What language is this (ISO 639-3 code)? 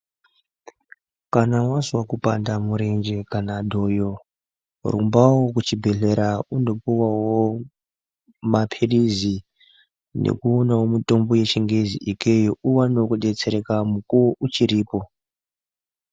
ndc